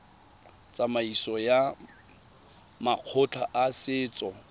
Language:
Tswana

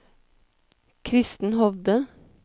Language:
Norwegian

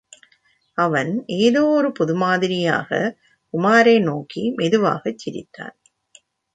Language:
Tamil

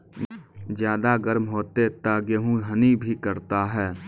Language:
Maithili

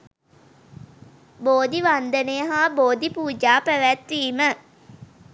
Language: Sinhala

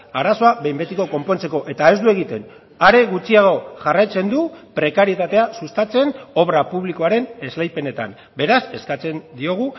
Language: Basque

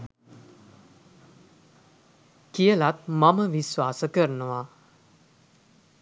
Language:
Sinhala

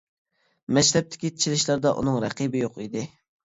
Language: Uyghur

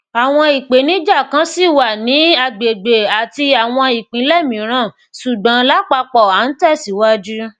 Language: Yoruba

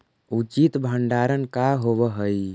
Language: Magahi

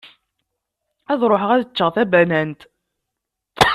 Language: Kabyle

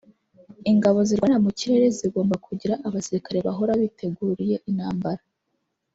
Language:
Kinyarwanda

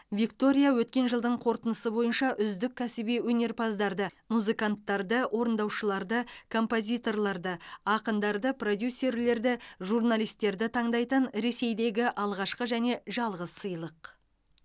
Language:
Kazakh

